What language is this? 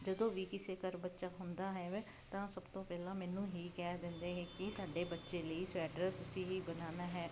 Punjabi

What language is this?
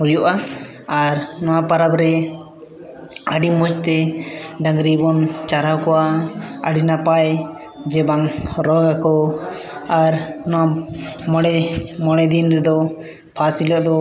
Santali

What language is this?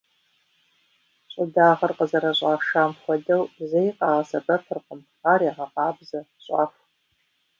Kabardian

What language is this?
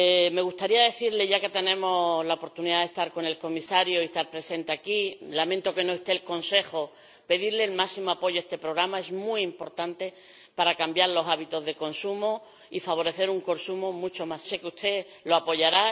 Spanish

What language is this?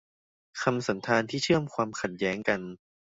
Thai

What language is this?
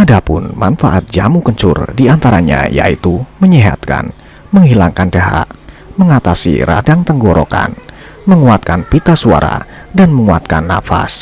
Indonesian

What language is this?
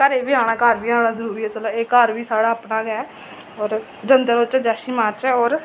Dogri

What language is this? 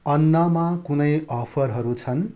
Nepali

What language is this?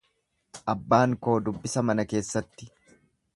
Oromo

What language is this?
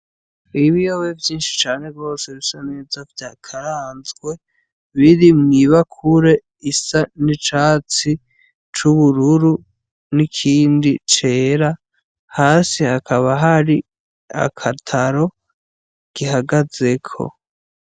Rundi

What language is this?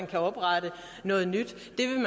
Danish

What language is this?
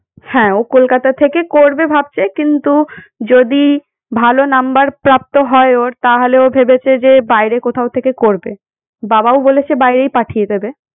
Bangla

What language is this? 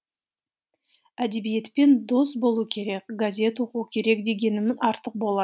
Kazakh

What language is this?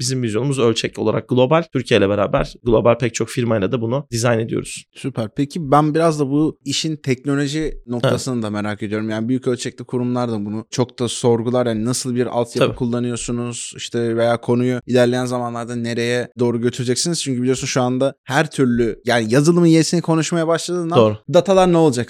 Turkish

